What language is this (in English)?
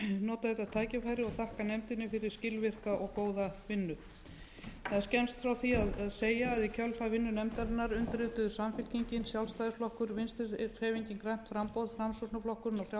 Icelandic